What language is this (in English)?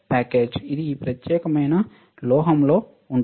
Telugu